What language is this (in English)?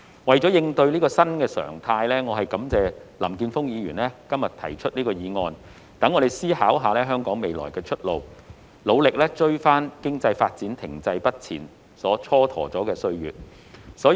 Cantonese